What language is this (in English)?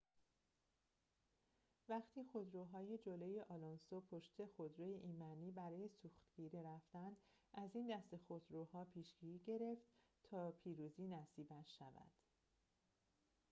Persian